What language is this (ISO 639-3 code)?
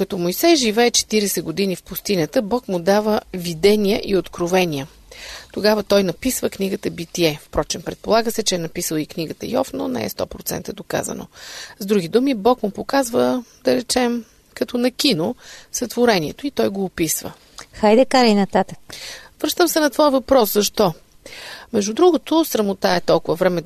bul